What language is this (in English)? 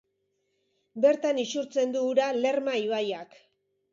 Basque